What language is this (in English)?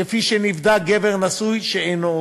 Hebrew